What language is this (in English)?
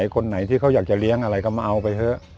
Thai